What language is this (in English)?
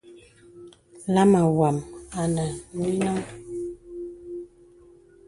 Bebele